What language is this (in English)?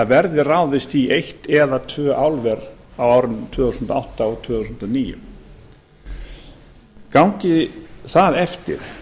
Icelandic